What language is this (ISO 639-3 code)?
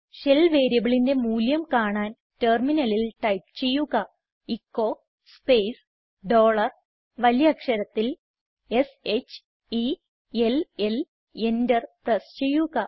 mal